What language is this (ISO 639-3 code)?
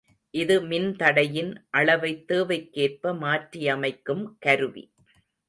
tam